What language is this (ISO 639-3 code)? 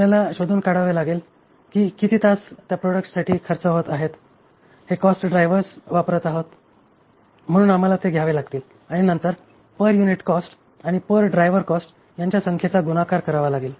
mar